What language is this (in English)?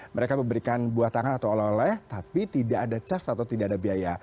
Indonesian